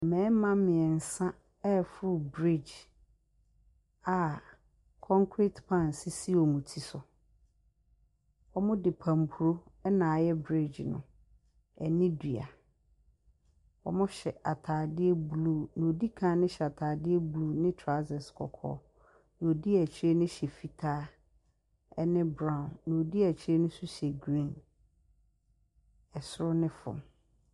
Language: Akan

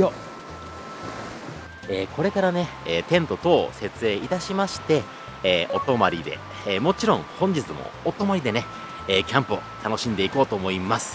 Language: Japanese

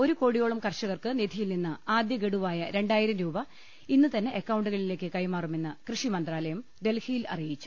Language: Malayalam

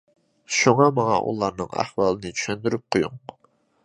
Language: Uyghur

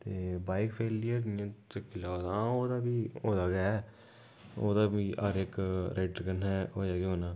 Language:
Dogri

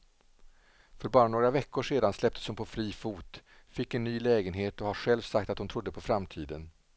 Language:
Swedish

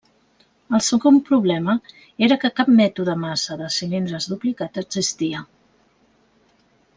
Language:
Catalan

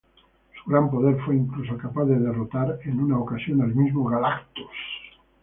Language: Spanish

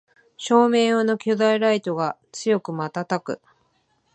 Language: Japanese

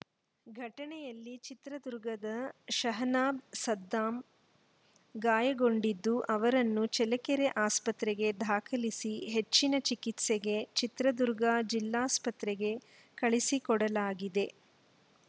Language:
Kannada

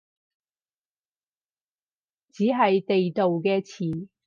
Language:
Cantonese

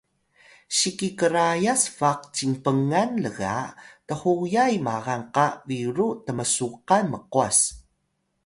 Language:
Atayal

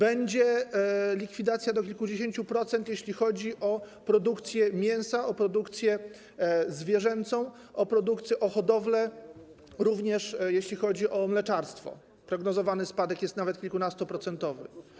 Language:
Polish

